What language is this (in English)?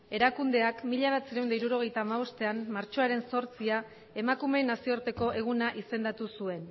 Basque